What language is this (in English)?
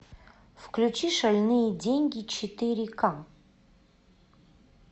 Russian